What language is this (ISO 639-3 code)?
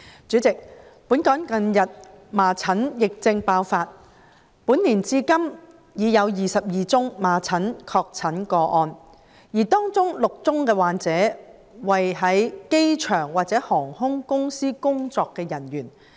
yue